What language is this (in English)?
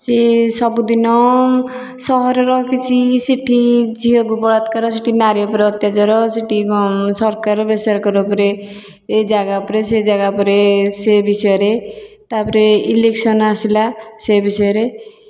Odia